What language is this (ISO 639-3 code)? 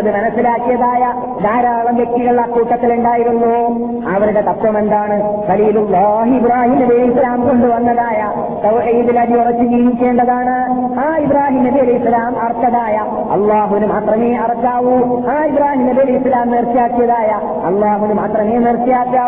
mal